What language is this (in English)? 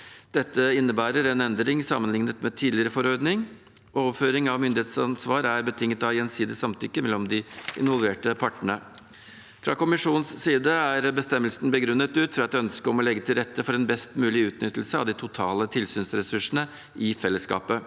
Norwegian